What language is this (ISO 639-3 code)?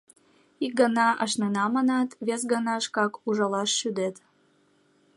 chm